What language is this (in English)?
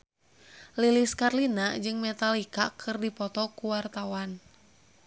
Sundanese